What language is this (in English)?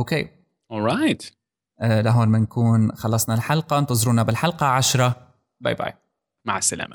Arabic